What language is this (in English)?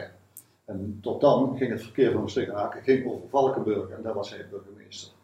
Dutch